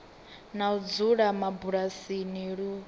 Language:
Venda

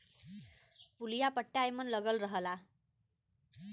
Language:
Bhojpuri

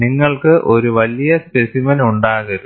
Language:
Malayalam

